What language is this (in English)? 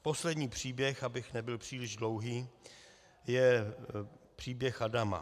Czech